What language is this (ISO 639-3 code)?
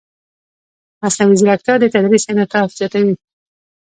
pus